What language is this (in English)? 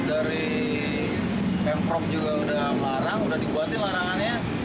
Indonesian